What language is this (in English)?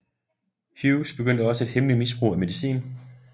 Danish